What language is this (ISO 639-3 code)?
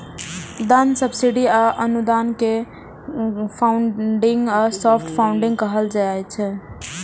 mai